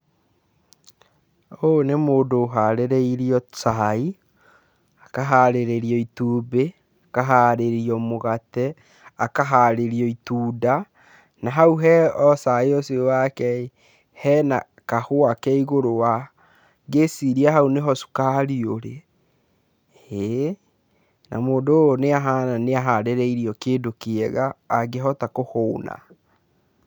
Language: Kikuyu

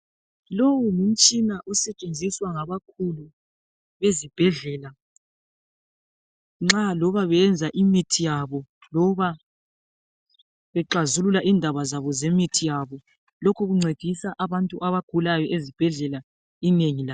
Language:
North Ndebele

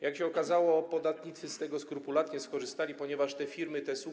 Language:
Polish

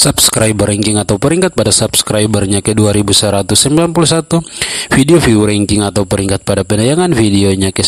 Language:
Indonesian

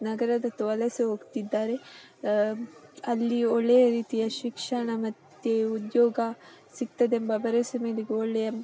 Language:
Kannada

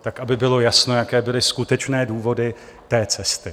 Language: Czech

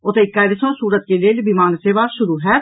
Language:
Maithili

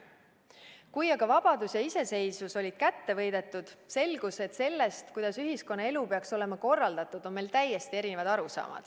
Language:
Estonian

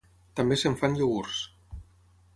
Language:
Catalan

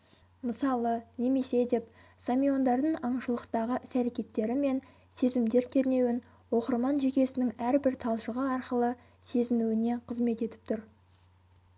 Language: Kazakh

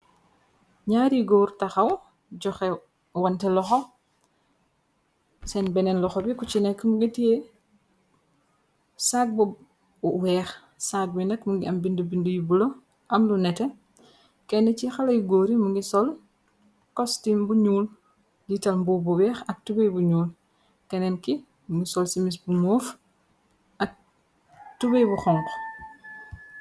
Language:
Wolof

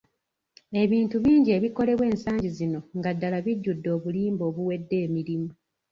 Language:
Ganda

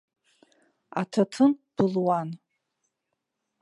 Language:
Abkhazian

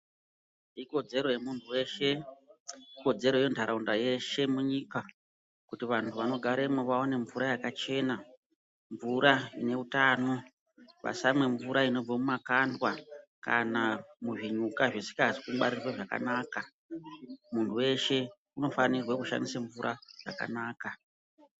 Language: Ndau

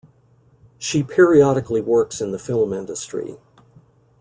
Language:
English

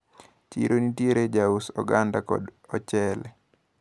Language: Luo (Kenya and Tanzania)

